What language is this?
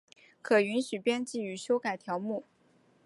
Chinese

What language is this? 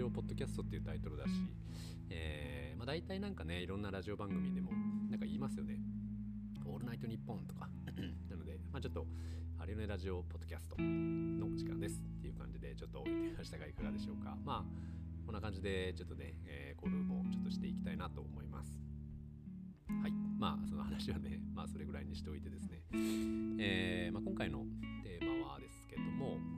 Japanese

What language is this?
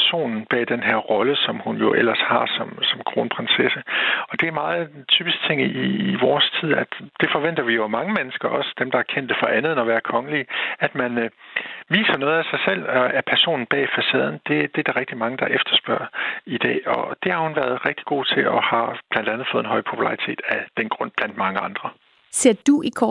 Danish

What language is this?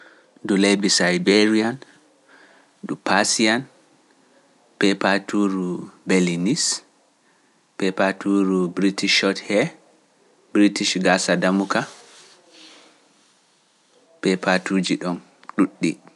Pular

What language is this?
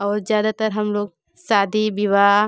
Hindi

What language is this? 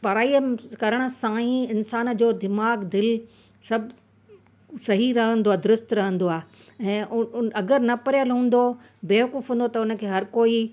Sindhi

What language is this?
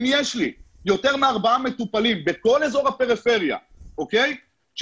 Hebrew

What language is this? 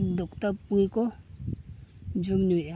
Santali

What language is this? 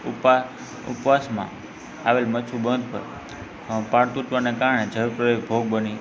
Gujarati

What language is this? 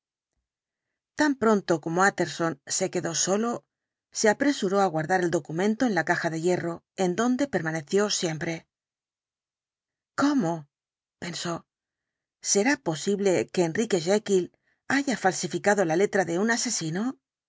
Spanish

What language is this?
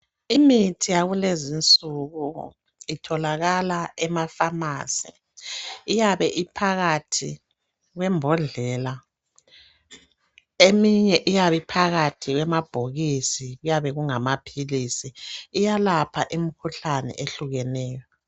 North Ndebele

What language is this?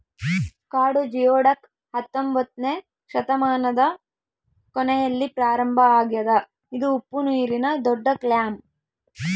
Kannada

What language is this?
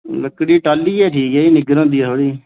Dogri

